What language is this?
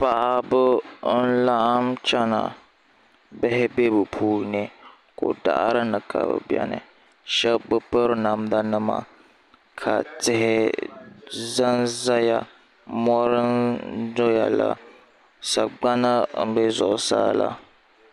Dagbani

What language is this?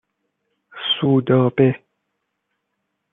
Persian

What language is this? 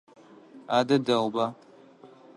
Adyghe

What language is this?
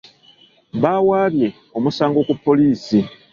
Ganda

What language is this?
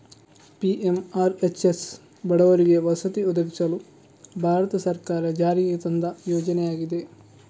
Kannada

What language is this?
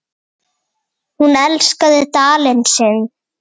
Icelandic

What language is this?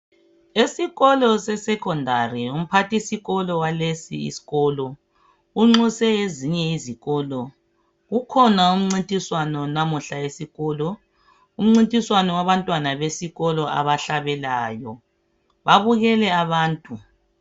North Ndebele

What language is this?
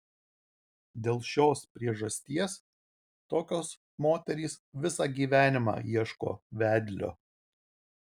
Lithuanian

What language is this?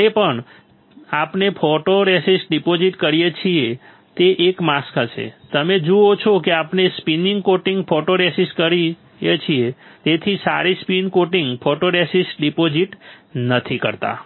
Gujarati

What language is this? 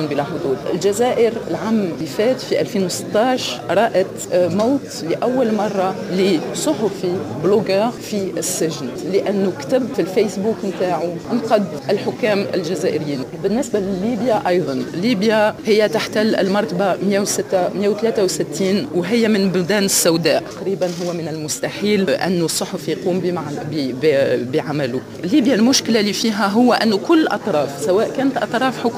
Arabic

